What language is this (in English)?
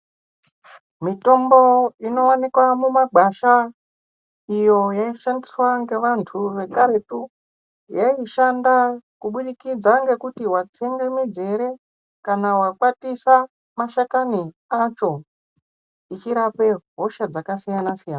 Ndau